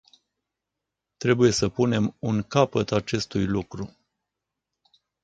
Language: Romanian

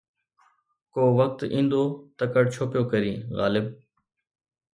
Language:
Sindhi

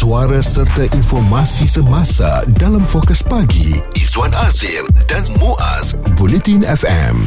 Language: Malay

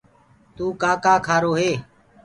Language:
Gurgula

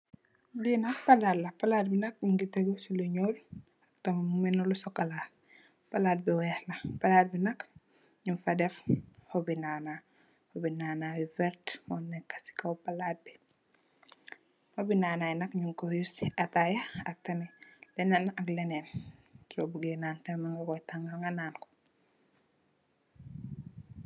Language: Wolof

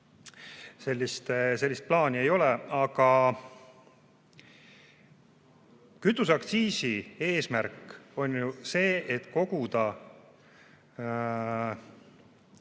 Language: Estonian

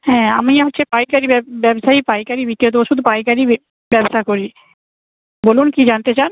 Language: Bangla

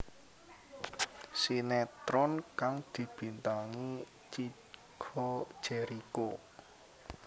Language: Javanese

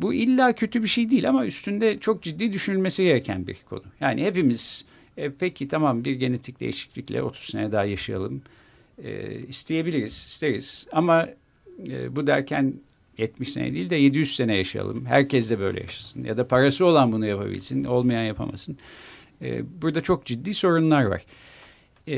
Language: Turkish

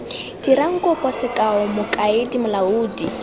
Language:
Tswana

